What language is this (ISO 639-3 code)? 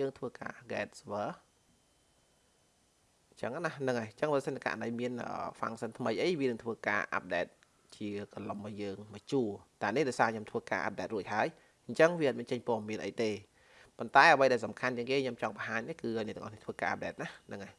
vie